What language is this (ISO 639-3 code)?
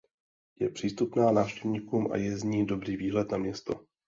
ces